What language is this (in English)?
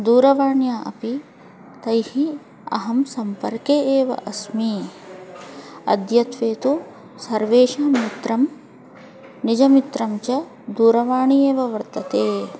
Sanskrit